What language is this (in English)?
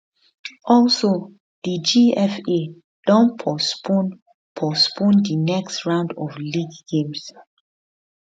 Nigerian Pidgin